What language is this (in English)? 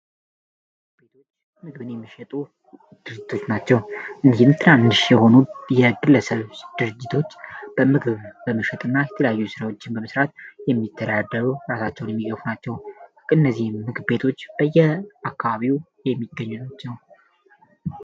Amharic